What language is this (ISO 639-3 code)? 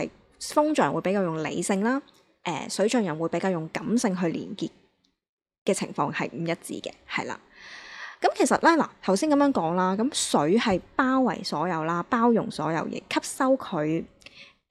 zho